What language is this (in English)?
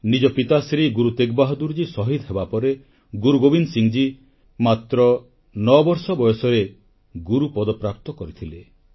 Odia